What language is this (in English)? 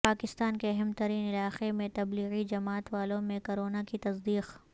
Urdu